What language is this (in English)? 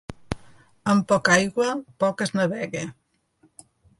Catalan